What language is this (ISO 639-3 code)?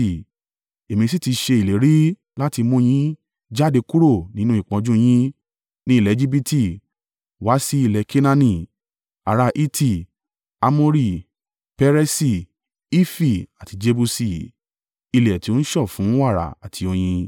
yor